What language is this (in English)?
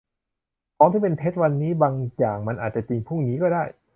Thai